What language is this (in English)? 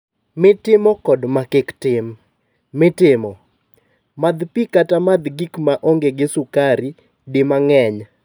Luo (Kenya and Tanzania)